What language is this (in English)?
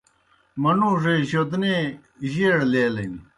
Kohistani Shina